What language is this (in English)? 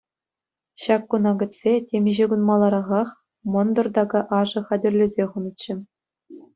Chuvash